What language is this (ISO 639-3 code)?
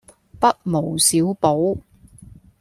yue